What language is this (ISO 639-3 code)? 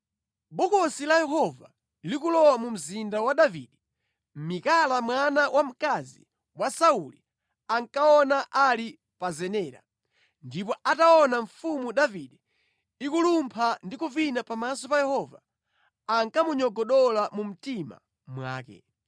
nya